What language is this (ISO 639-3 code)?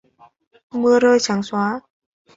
vie